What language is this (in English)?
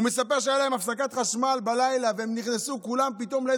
Hebrew